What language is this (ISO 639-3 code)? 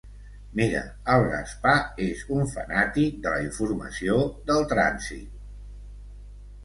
cat